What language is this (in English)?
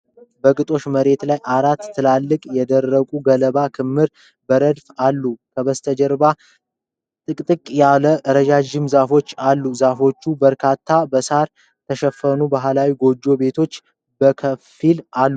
Amharic